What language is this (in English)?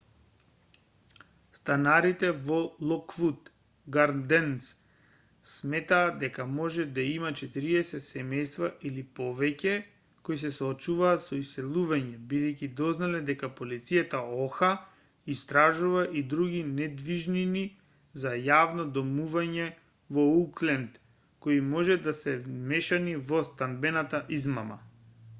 Macedonian